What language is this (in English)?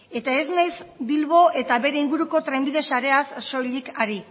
Basque